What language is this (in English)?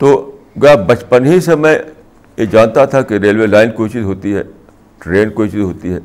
Urdu